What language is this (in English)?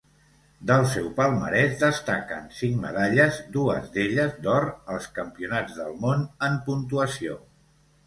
Catalan